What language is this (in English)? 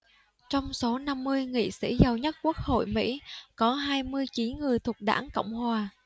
Vietnamese